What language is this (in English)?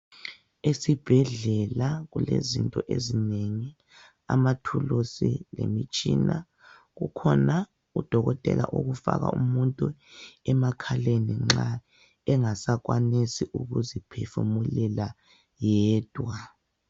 North Ndebele